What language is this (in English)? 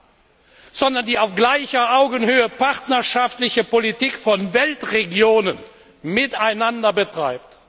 German